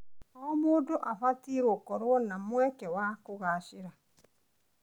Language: Kikuyu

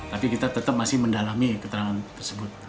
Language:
Indonesian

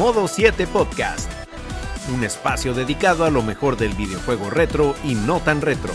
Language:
Spanish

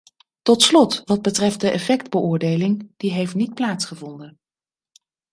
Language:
Dutch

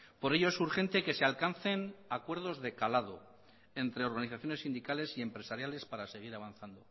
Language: Spanish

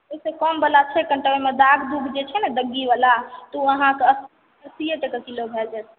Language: Maithili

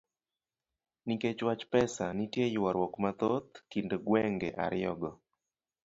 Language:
Luo (Kenya and Tanzania)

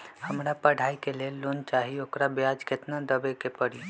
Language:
Magahi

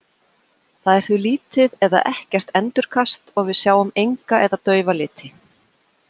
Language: Icelandic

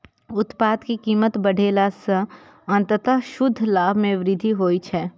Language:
Maithili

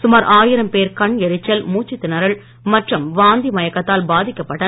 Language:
Tamil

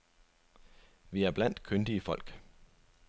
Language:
Danish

